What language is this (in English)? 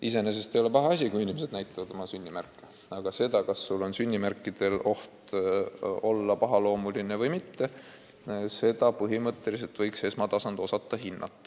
Estonian